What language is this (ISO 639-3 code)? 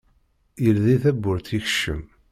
kab